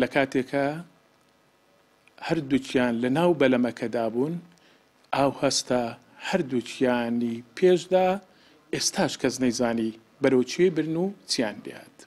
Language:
Arabic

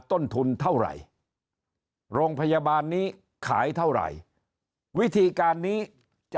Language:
Thai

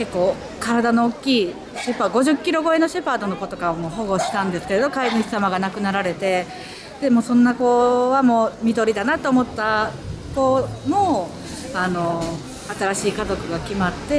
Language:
Japanese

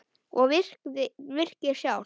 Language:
Icelandic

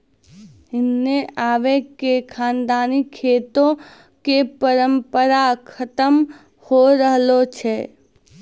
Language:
Maithili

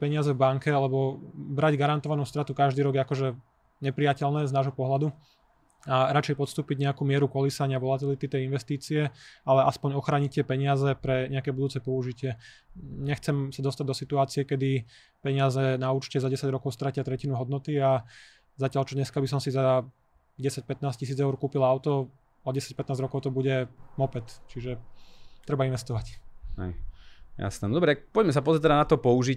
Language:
Slovak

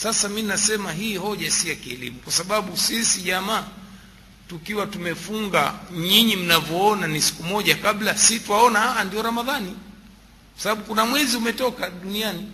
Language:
Swahili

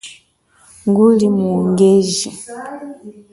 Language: Chokwe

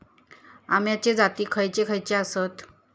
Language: Marathi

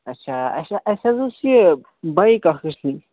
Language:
Kashmiri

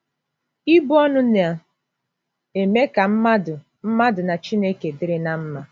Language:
Igbo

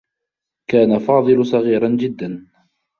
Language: Arabic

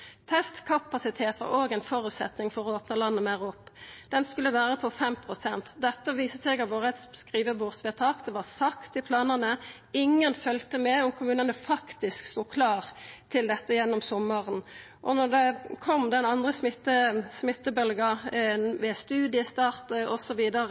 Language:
Norwegian Nynorsk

